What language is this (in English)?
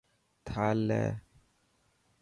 Dhatki